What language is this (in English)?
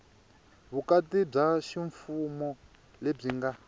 Tsonga